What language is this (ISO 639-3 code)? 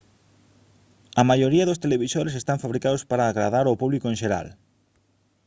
glg